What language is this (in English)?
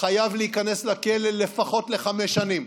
Hebrew